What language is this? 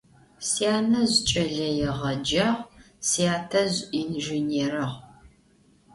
Adyghe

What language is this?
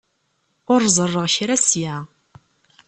Kabyle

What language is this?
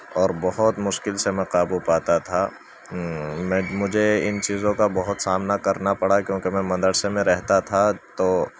Urdu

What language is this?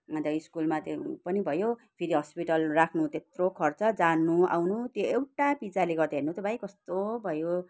Nepali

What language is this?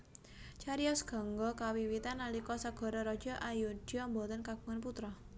Javanese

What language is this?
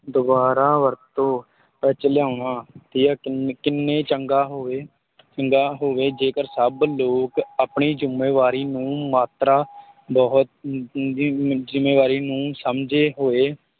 Punjabi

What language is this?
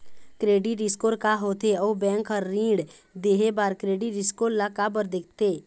Chhattisgarhi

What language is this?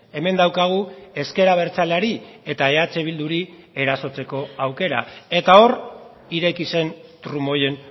Basque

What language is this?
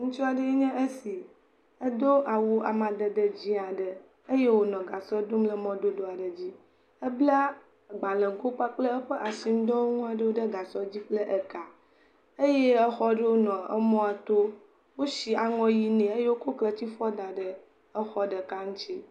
Ewe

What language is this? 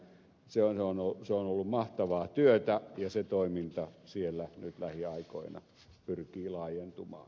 Finnish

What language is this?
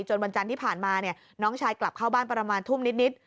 Thai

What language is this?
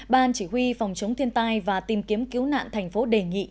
Vietnamese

